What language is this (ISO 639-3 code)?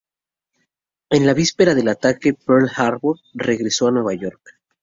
spa